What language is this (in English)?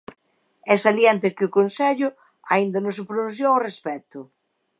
Galician